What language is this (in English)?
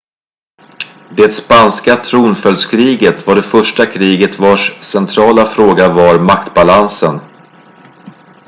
Swedish